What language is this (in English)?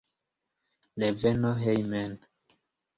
Esperanto